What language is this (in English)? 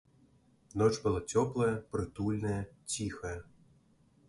Belarusian